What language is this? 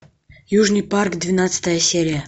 Russian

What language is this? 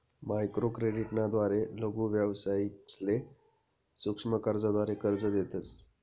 Marathi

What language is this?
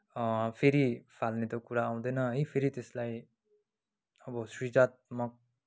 Nepali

